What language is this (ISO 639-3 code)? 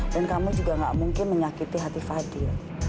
ind